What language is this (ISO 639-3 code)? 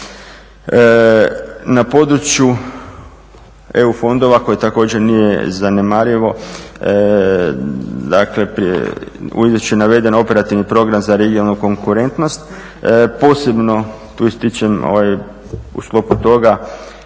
hrv